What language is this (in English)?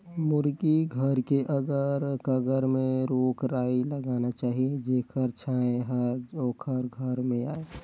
Chhattisgarhi